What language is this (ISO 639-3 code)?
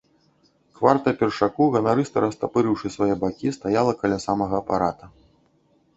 bel